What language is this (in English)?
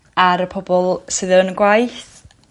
Welsh